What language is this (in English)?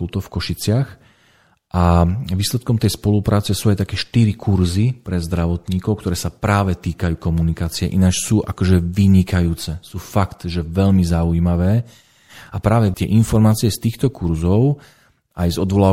Slovak